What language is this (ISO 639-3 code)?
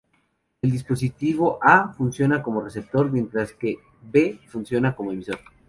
spa